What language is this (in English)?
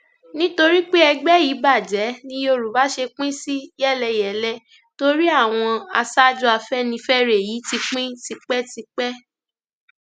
Yoruba